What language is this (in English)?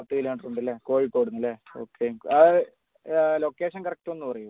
Malayalam